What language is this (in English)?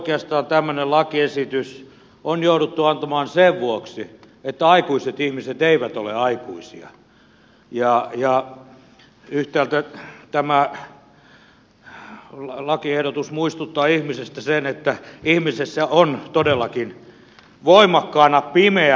Finnish